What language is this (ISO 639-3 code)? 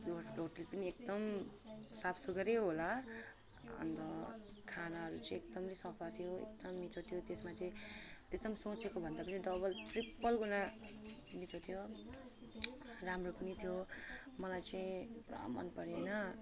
nep